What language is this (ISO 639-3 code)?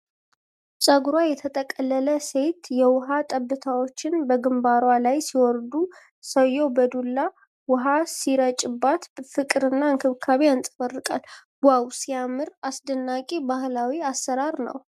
amh